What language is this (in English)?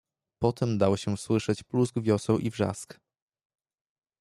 Polish